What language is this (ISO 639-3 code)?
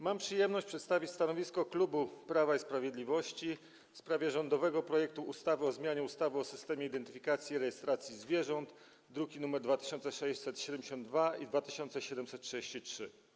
pol